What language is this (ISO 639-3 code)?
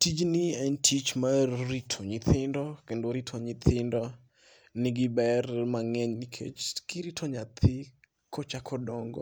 luo